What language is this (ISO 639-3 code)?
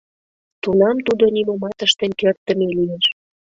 chm